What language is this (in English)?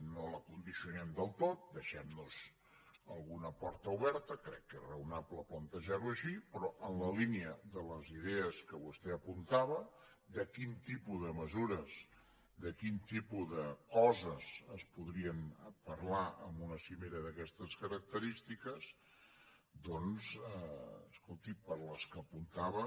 Catalan